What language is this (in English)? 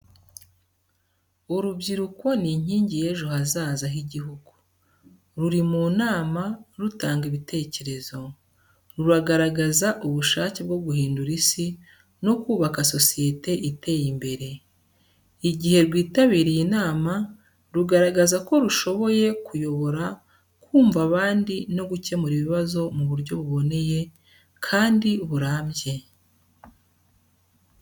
Kinyarwanda